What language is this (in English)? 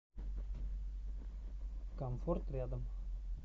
Russian